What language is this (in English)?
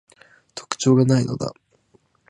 Japanese